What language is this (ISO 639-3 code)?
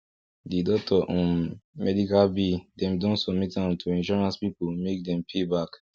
pcm